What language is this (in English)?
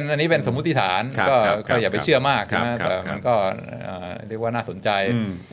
Thai